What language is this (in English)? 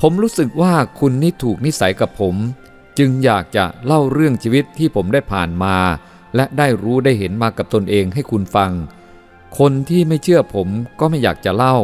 Thai